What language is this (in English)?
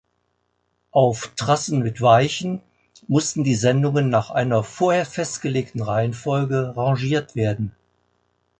German